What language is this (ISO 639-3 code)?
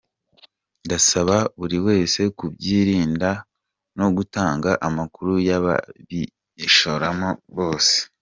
kin